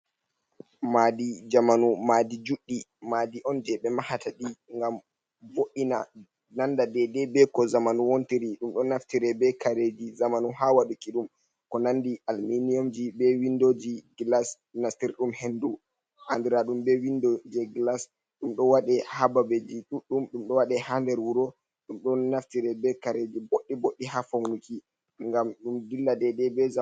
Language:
Fula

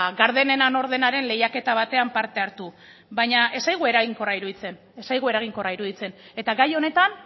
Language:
Basque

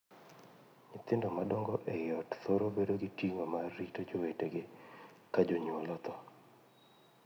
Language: Luo (Kenya and Tanzania)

